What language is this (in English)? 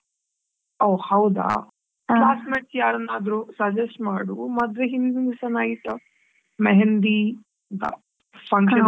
Kannada